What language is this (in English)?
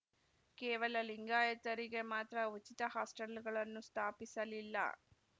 Kannada